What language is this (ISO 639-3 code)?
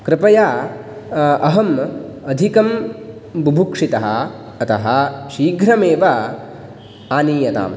san